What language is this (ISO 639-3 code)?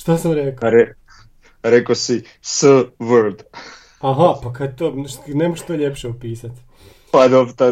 hrv